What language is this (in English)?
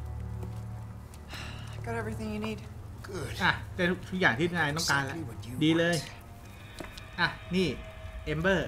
Thai